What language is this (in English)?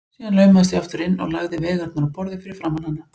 Icelandic